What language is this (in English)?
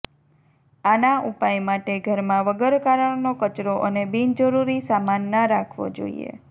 Gujarati